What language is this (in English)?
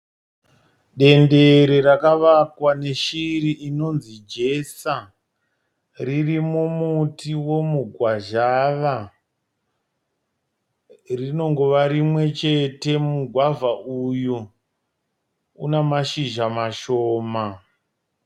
Shona